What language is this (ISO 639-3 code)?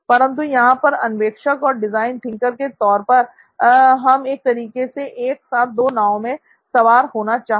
hin